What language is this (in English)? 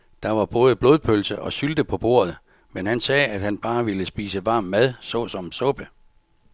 Danish